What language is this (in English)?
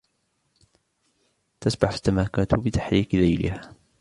Arabic